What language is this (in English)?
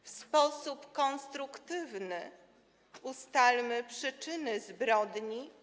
Polish